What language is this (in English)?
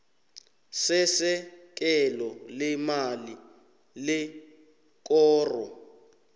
South Ndebele